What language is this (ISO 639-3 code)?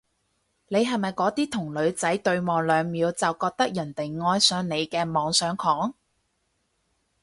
yue